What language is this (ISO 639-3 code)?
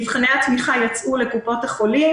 heb